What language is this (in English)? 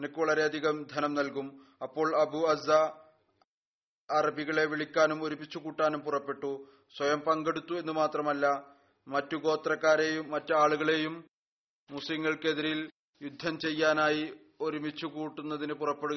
Malayalam